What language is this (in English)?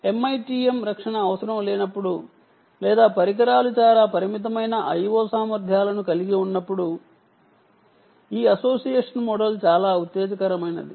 Telugu